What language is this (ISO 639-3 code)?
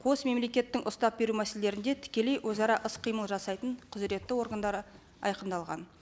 kaz